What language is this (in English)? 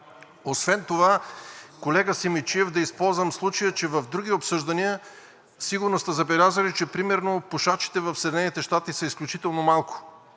Bulgarian